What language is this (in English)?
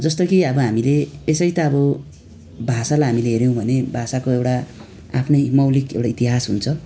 Nepali